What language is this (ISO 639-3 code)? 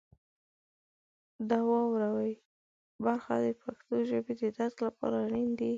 pus